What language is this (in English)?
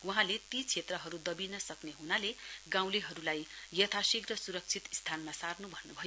Nepali